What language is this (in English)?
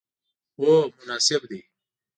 Pashto